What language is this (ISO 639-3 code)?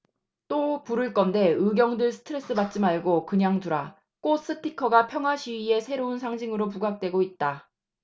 kor